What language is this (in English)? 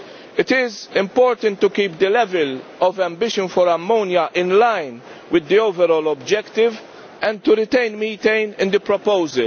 English